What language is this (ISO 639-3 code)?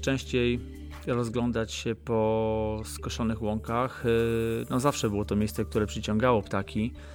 pol